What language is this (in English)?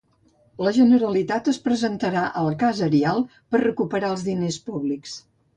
Catalan